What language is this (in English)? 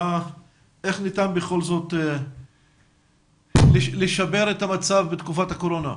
Hebrew